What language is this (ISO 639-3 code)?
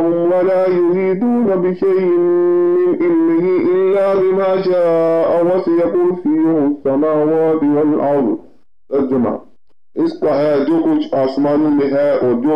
ara